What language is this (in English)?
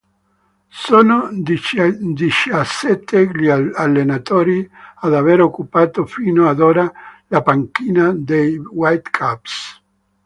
Italian